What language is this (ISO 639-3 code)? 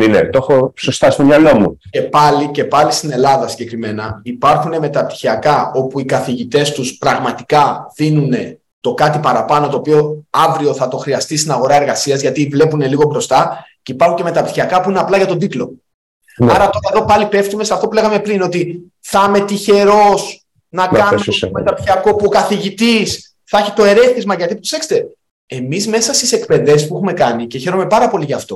ell